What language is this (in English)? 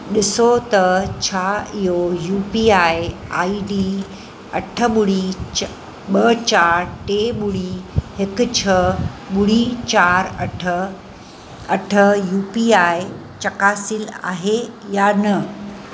Sindhi